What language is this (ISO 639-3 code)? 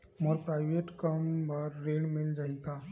hne